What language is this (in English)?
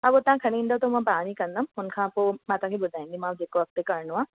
Sindhi